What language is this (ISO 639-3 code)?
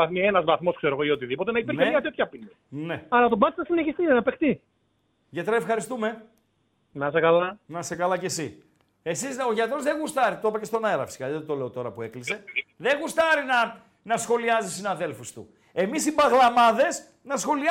ell